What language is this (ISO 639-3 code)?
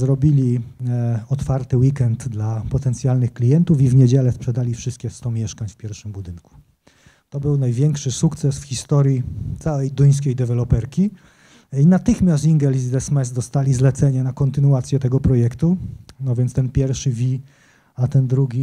pol